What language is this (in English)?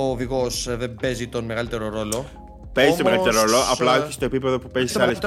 Greek